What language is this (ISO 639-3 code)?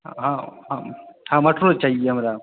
mai